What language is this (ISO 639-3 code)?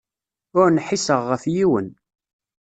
kab